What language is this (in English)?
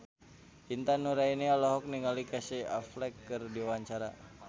Sundanese